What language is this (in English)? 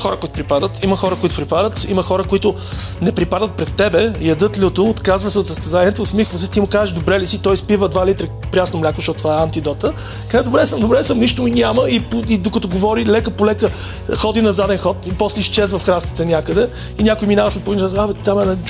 Bulgarian